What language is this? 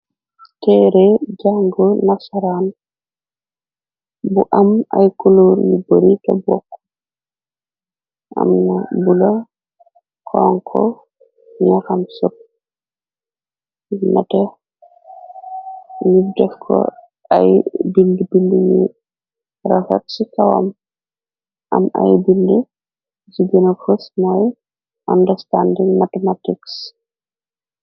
Wolof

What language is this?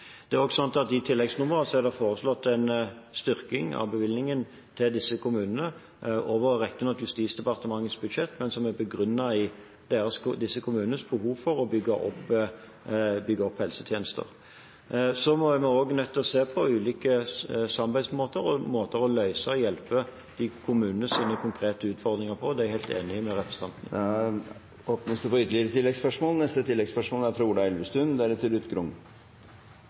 Norwegian Bokmål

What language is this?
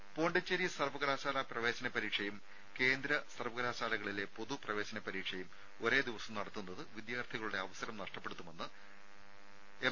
Malayalam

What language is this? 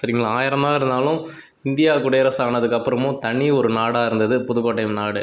Tamil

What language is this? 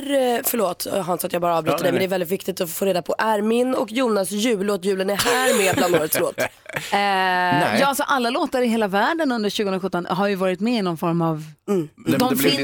Swedish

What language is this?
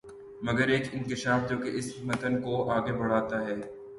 Urdu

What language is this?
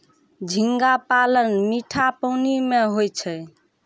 Maithili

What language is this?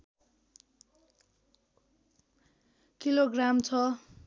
Nepali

